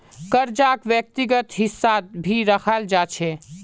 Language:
Magahi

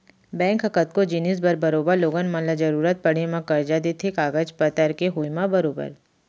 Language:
Chhattisgarhi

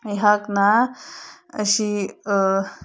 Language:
Manipuri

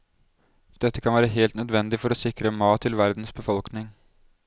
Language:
Norwegian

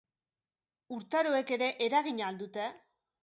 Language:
Basque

